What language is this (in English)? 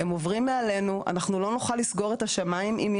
Hebrew